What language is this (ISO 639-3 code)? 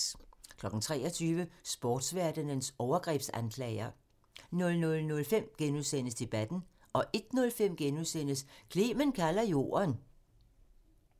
dan